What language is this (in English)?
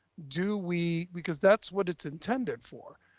English